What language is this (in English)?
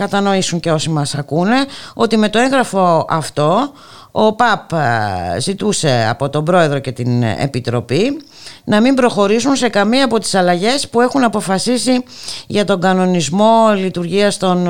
Greek